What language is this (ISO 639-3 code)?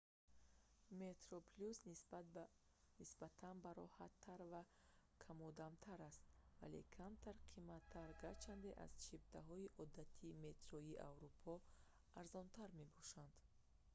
tgk